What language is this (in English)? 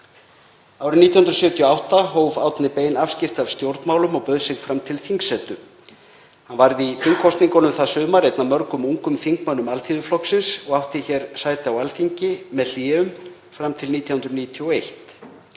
Icelandic